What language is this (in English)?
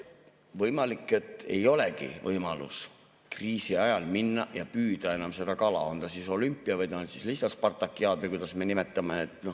Estonian